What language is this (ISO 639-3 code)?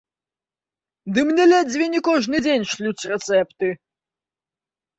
bel